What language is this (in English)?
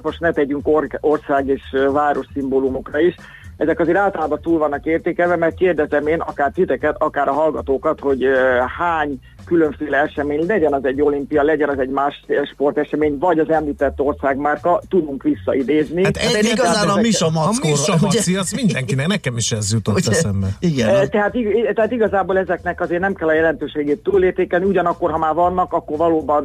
Hungarian